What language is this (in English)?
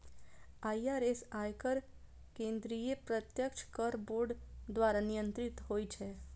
Maithili